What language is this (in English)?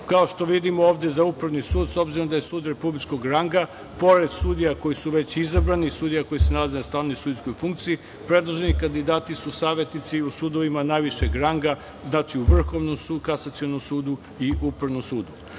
Serbian